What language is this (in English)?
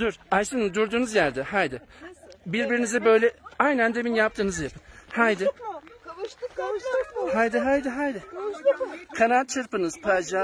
Turkish